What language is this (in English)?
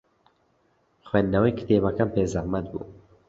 Central Kurdish